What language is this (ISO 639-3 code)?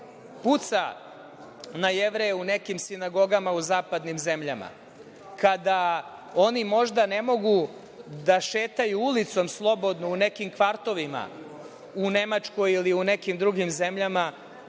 srp